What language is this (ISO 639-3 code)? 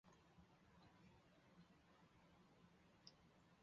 zho